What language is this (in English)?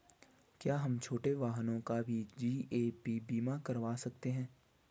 Hindi